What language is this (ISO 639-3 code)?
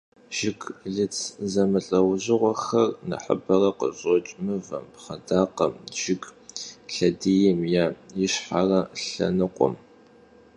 kbd